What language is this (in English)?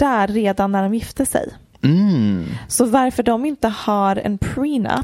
Swedish